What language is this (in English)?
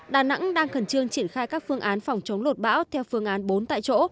Vietnamese